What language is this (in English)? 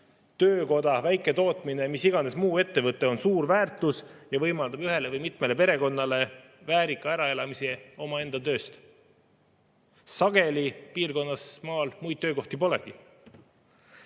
Estonian